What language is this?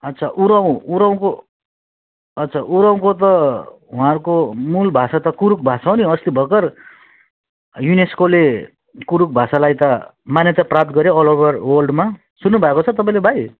Nepali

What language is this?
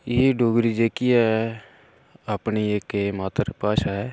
Dogri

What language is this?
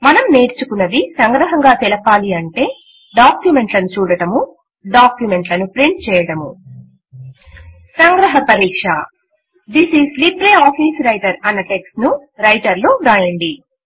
Telugu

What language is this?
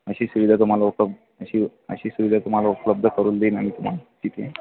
Marathi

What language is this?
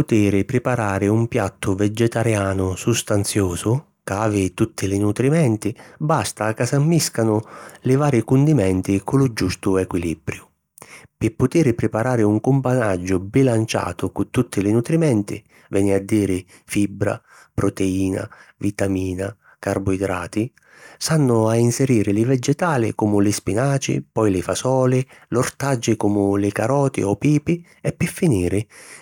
Sicilian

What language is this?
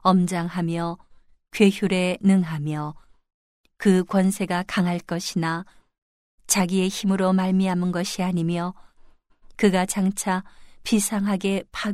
Korean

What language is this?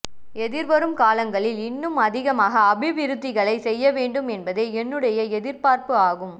Tamil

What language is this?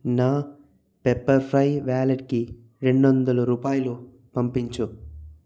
Telugu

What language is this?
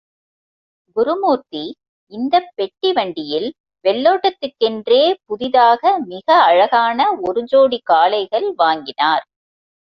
Tamil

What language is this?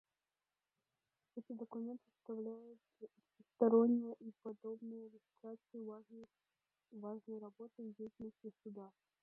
Russian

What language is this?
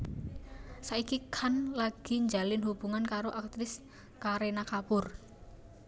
Javanese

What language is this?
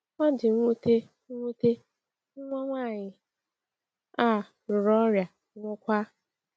Igbo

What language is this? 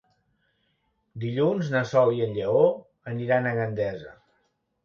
Catalan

